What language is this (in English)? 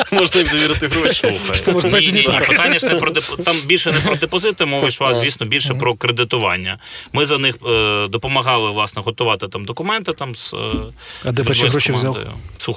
Ukrainian